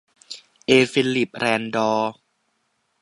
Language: Thai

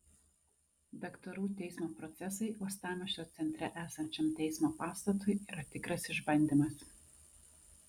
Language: Lithuanian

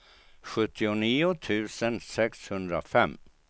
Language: Swedish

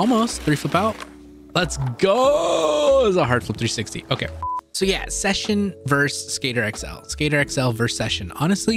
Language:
English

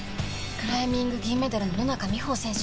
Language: Japanese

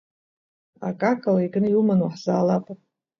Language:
Abkhazian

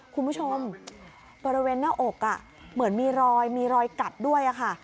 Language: Thai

